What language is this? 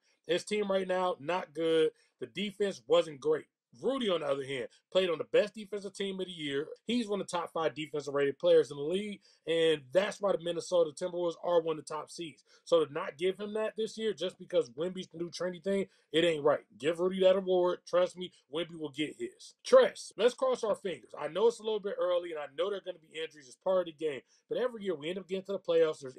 English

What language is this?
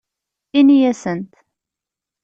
Kabyle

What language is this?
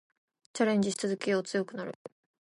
Japanese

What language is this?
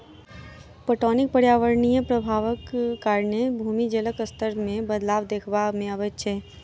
Maithili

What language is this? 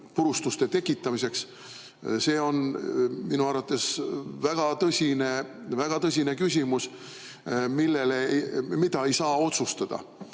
Estonian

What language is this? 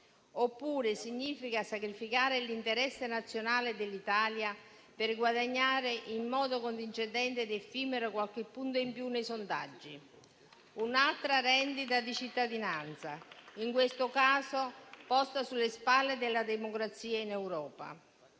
Italian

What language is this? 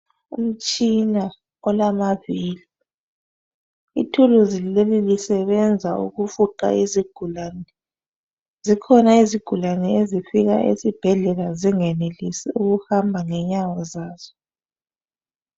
North Ndebele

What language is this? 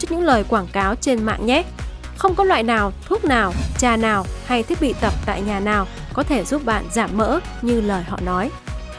Vietnamese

